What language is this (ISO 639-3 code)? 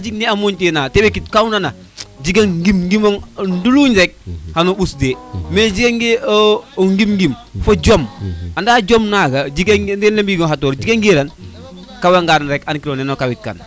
srr